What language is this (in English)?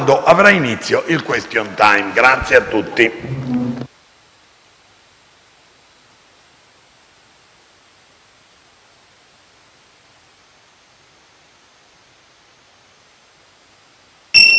Italian